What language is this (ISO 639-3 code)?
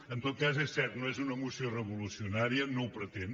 cat